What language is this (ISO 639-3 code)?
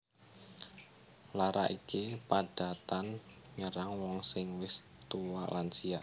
jav